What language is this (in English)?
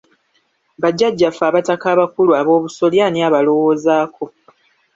Ganda